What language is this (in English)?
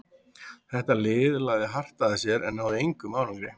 Icelandic